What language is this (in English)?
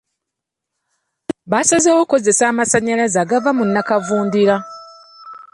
Ganda